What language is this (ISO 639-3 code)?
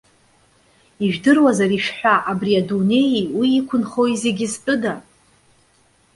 abk